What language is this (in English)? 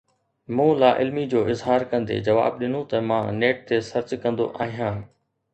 Sindhi